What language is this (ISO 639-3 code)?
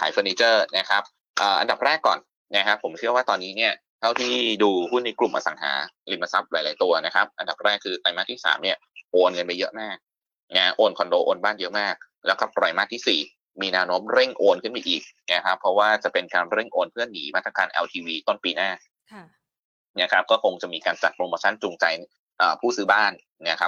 tha